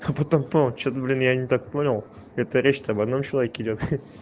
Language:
Russian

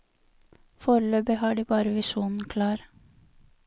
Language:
Norwegian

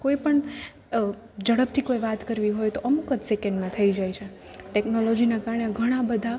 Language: Gujarati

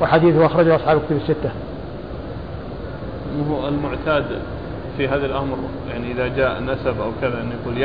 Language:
Arabic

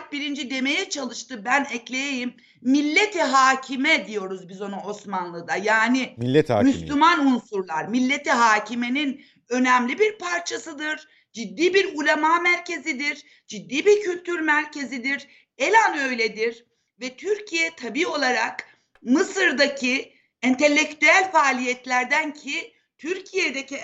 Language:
Turkish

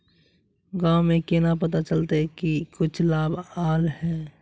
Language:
Magahi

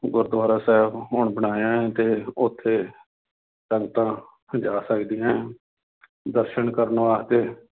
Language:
Punjabi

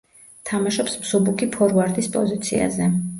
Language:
Georgian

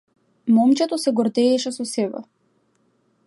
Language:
Macedonian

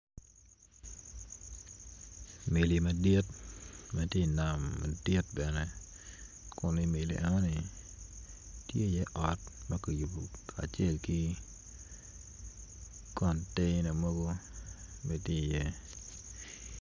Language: Acoli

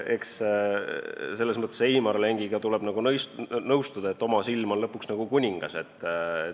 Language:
Estonian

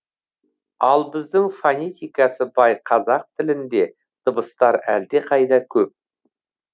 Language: Kazakh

